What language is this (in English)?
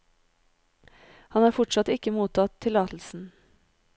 Norwegian